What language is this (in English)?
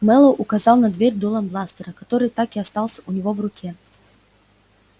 Russian